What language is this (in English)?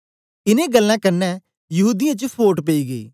Dogri